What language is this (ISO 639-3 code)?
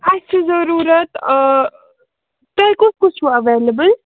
kas